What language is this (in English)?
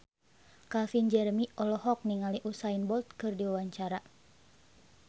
Sundanese